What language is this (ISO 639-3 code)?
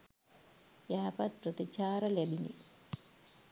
sin